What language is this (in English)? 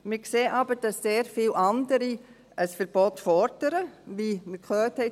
Swiss German